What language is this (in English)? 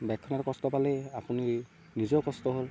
Assamese